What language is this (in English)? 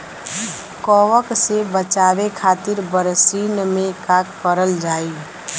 Bhojpuri